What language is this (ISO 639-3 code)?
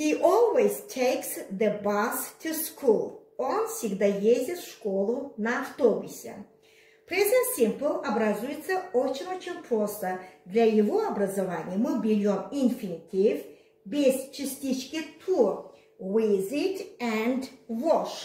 rus